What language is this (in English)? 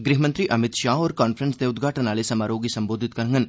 Dogri